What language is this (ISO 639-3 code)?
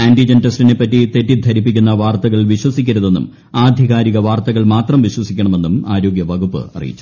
mal